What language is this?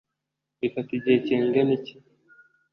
Kinyarwanda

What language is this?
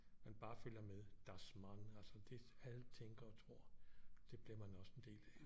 Danish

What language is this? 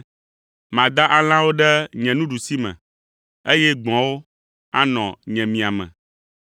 Ewe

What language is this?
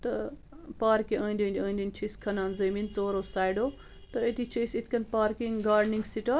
Kashmiri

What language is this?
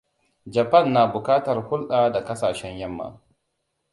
Hausa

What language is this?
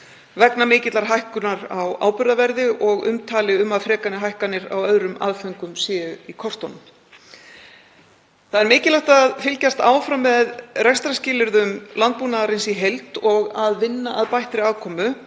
Icelandic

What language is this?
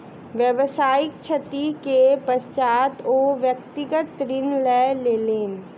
Maithili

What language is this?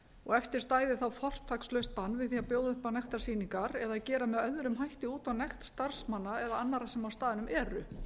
Icelandic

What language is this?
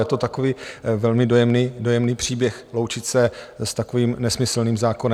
Czech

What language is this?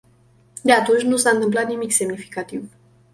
Romanian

